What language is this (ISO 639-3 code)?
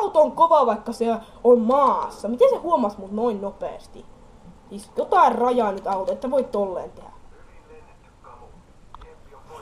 fin